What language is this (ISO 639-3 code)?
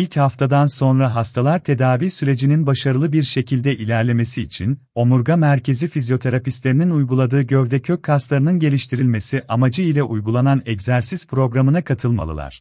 tur